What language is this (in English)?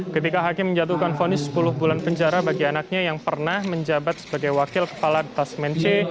Indonesian